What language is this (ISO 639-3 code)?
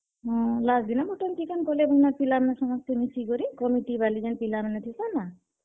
ori